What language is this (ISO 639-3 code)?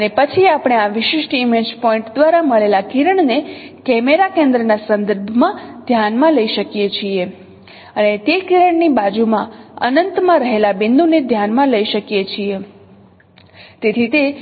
guj